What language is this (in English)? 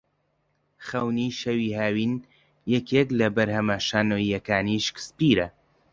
Central Kurdish